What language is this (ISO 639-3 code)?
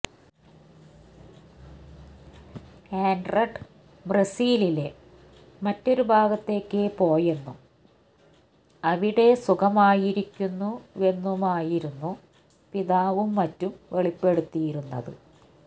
mal